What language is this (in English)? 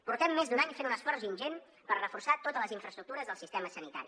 Catalan